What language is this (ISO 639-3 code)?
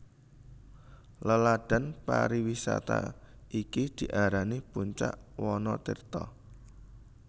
jav